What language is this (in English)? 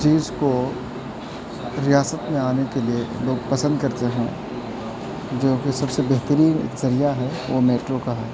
Urdu